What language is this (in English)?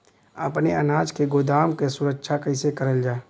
Bhojpuri